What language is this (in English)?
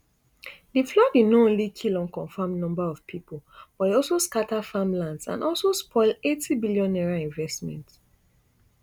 Nigerian Pidgin